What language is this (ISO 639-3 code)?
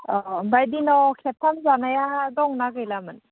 brx